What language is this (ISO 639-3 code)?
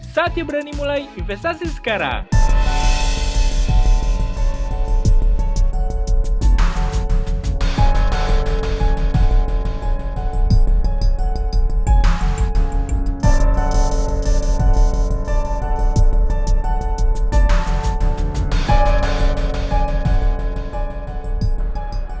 ind